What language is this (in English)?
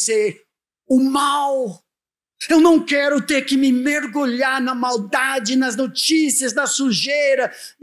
Portuguese